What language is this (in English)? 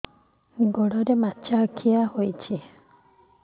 Odia